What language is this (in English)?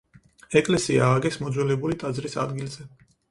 Georgian